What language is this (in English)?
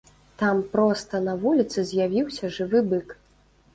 Belarusian